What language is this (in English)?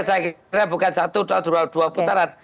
Indonesian